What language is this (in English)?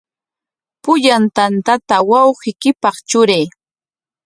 Corongo Ancash Quechua